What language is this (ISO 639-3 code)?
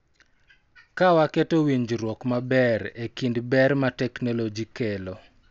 luo